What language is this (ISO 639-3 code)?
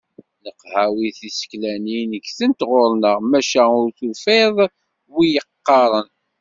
kab